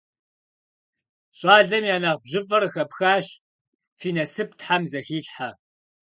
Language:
Kabardian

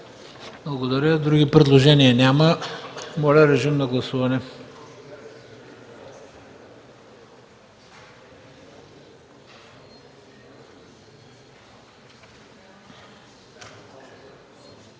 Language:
Bulgarian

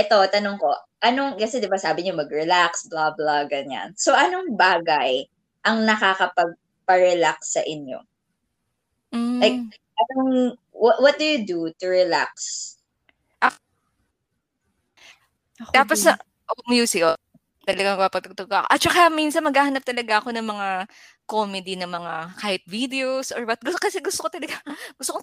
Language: Filipino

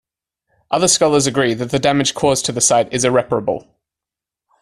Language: English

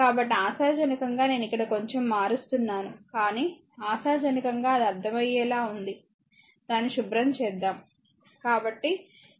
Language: Telugu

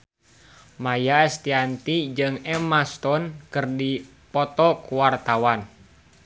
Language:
Sundanese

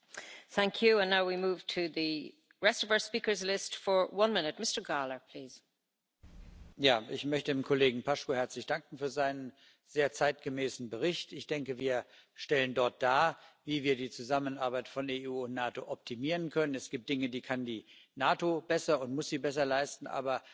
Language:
German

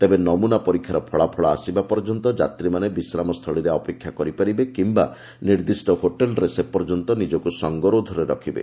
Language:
Odia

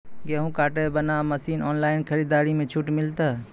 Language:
Maithili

